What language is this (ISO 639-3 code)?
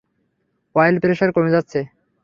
ben